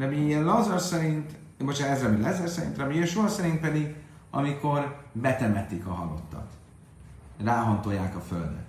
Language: Hungarian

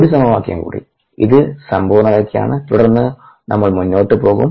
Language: Malayalam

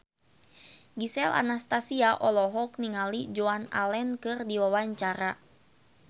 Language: Sundanese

